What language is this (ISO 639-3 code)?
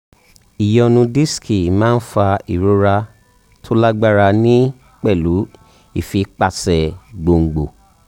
yor